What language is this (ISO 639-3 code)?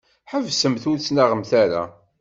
kab